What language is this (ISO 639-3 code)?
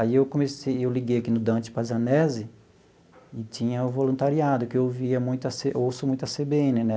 por